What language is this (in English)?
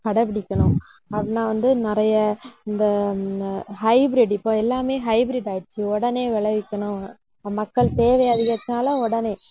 Tamil